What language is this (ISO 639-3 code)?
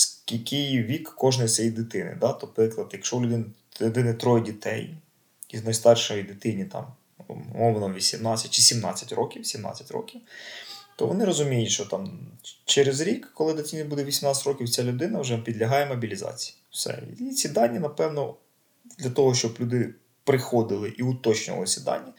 ukr